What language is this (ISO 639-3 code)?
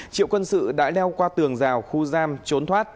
vie